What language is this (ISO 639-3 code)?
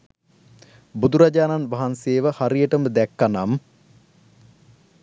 sin